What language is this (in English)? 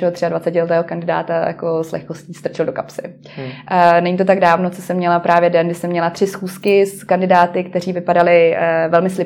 Czech